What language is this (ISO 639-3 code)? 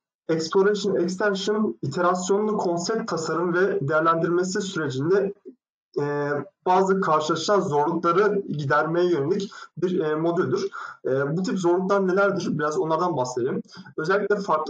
tur